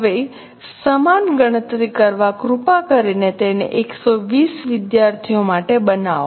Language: Gujarati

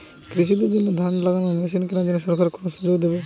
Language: Bangla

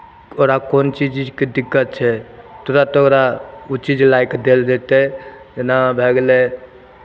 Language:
Maithili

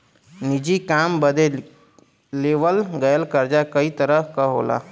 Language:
Bhojpuri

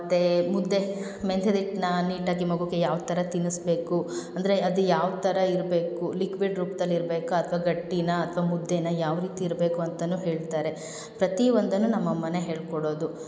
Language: Kannada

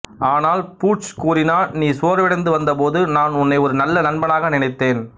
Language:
Tamil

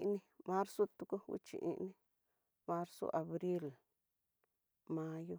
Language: Tidaá Mixtec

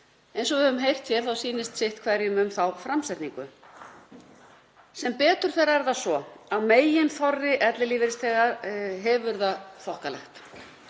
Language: Icelandic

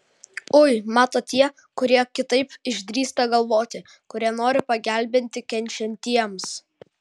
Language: Lithuanian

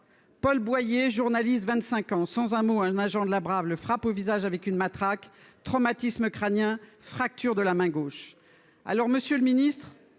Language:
French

